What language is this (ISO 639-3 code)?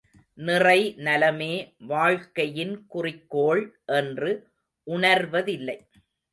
tam